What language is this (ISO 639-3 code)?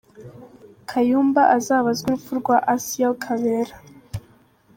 kin